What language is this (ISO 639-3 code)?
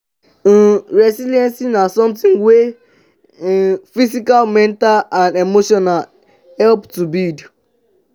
pcm